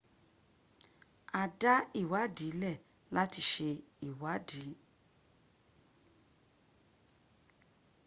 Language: Yoruba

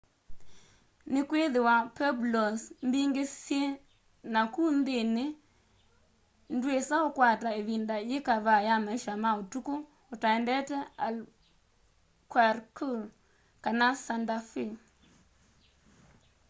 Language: Kamba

